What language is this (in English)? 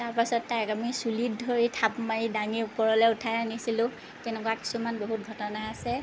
Assamese